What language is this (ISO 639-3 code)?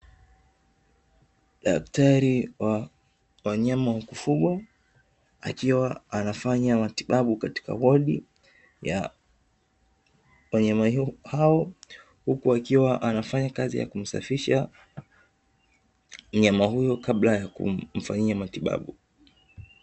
swa